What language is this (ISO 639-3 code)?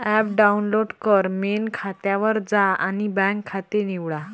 mar